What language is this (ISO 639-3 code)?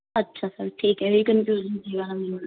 pan